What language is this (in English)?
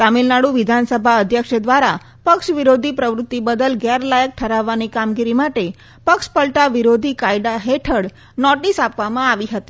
Gujarati